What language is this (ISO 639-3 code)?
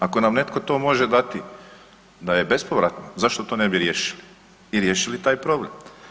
hrv